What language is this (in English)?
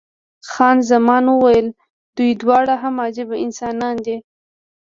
Pashto